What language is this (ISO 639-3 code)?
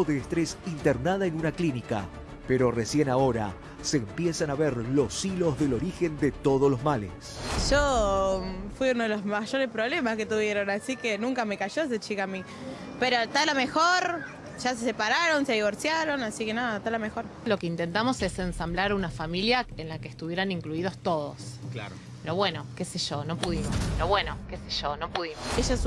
spa